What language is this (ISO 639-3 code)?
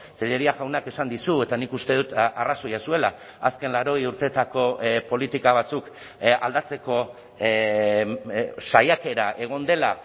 eus